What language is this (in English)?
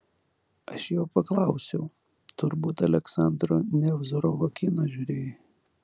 Lithuanian